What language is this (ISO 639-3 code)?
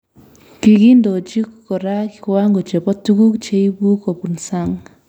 kln